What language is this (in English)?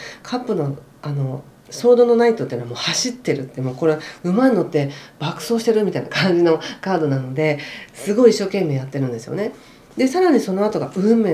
Japanese